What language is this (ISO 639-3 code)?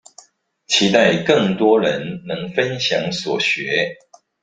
zho